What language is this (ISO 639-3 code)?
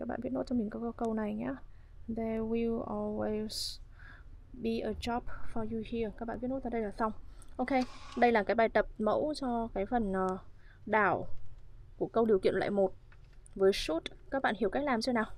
vie